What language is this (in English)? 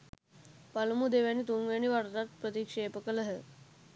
Sinhala